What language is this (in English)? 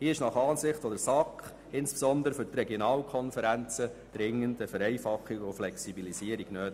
Swiss German